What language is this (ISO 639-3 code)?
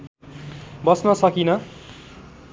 nep